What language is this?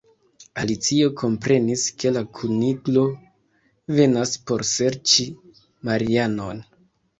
Esperanto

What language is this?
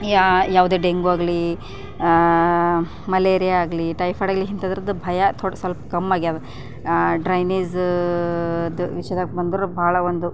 Kannada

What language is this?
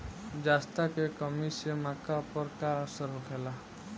Bhojpuri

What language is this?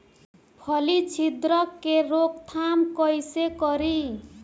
Bhojpuri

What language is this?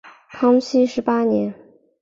Chinese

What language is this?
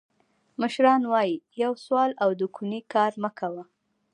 Pashto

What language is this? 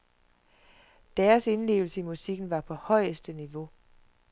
Danish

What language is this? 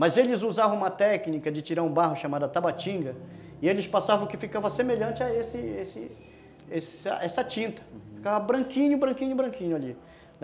Portuguese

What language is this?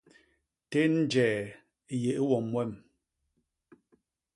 Basaa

